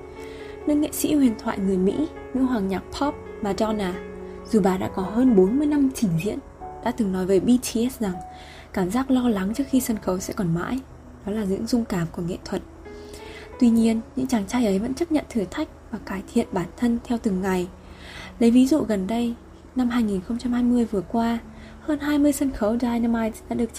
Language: Vietnamese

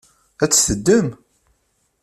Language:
Kabyle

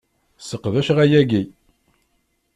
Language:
Kabyle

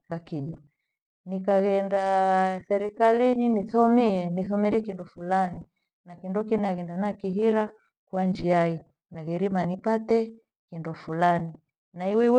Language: Gweno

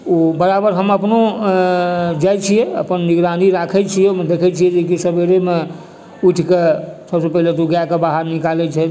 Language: Maithili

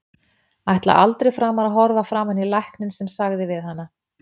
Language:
Icelandic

